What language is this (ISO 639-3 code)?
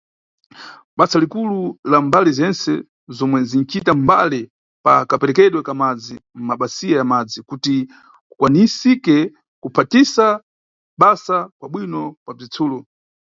nyu